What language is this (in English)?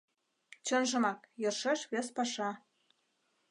Mari